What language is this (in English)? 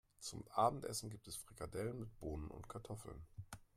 German